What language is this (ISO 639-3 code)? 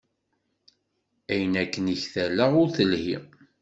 kab